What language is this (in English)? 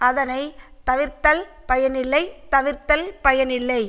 Tamil